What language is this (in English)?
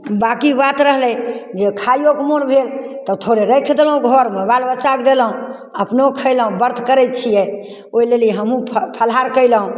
Maithili